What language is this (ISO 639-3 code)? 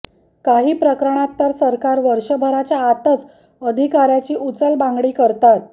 mar